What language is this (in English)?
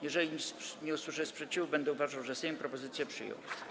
Polish